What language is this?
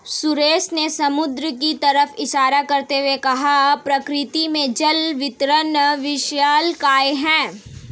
Hindi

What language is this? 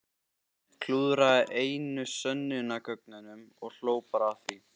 Icelandic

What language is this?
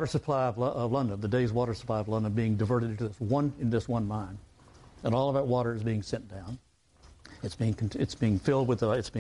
English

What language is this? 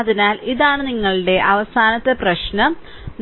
Malayalam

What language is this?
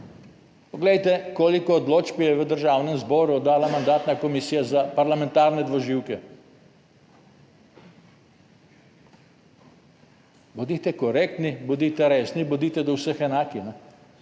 Slovenian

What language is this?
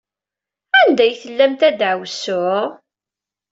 Kabyle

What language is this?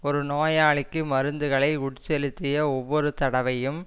Tamil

